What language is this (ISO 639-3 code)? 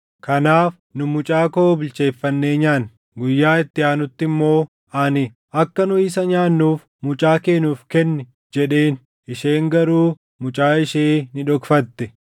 orm